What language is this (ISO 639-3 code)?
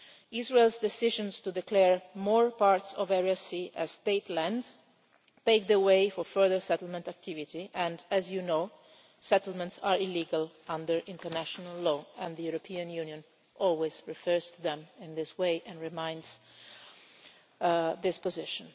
eng